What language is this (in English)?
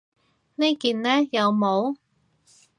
Cantonese